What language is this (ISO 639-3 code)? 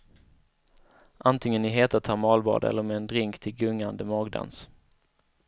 swe